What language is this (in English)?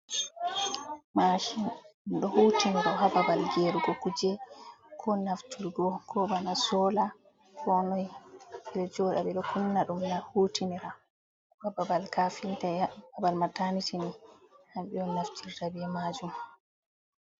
Fula